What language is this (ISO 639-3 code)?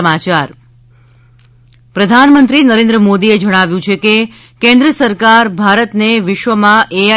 guj